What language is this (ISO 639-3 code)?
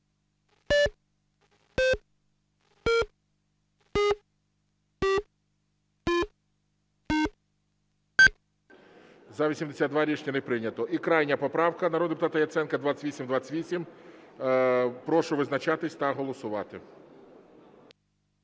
ukr